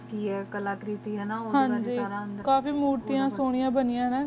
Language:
Punjabi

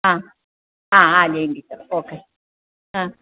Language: Malayalam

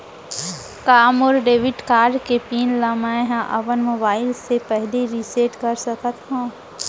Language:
Chhattisgarhi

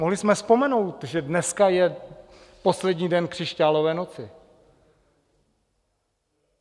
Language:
Czech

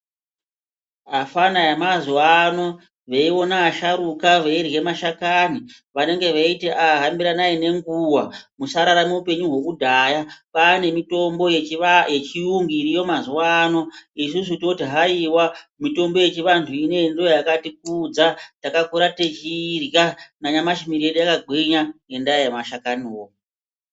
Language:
Ndau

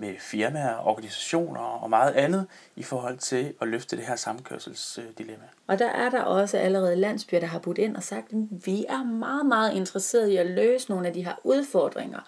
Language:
Danish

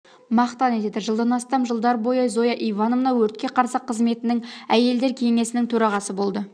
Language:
Kazakh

